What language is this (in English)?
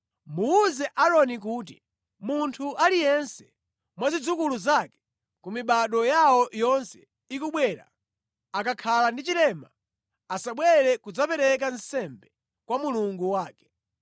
Nyanja